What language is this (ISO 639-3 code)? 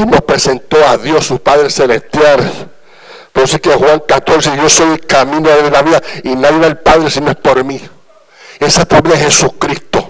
spa